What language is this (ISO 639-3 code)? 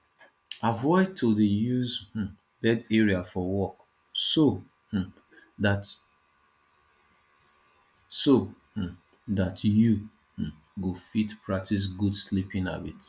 pcm